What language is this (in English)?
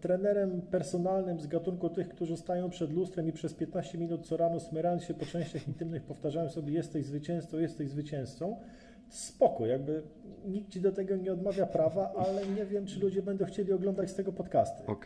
Polish